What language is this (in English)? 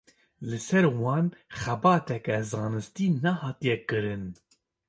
Kurdish